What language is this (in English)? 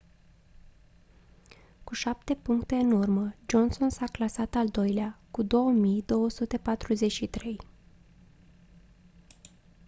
Romanian